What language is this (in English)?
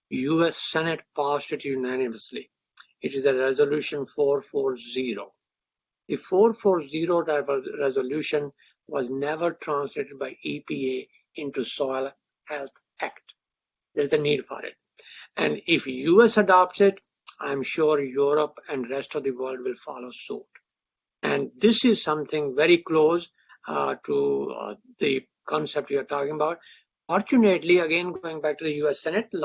English